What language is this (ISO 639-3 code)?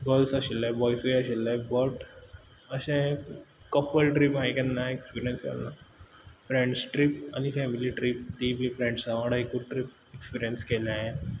kok